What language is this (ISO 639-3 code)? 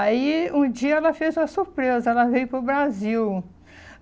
por